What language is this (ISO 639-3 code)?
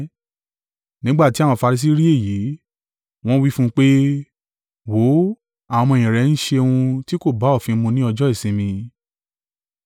yor